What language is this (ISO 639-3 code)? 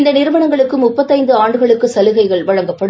tam